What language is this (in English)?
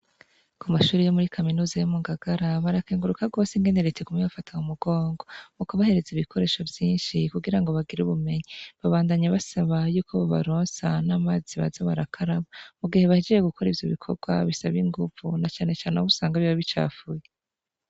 Rundi